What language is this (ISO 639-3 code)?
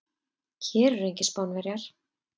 isl